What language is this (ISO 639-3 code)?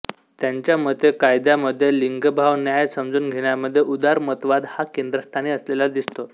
mar